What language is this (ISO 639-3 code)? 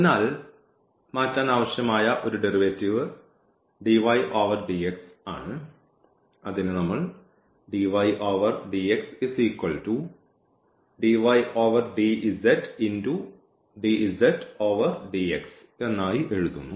mal